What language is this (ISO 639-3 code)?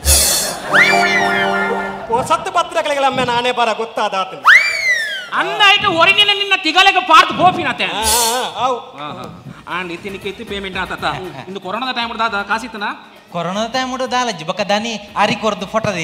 ind